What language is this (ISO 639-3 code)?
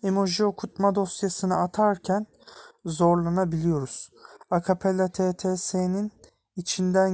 tur